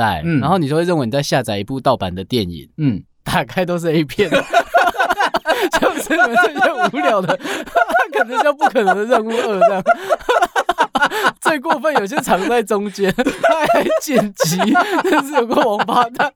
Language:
Chinese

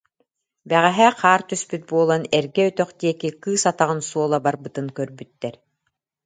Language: Yakut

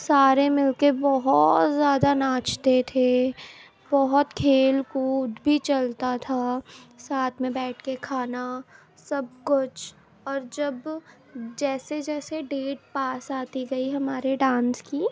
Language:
Urdu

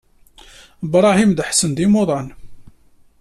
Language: Kabyle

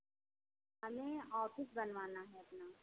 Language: Hindi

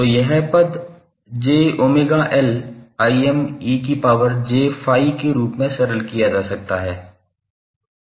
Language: Hindi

